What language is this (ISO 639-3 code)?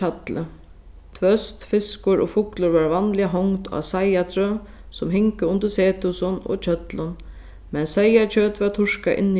fao